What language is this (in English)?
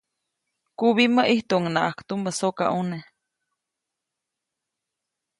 Copainalá Zoque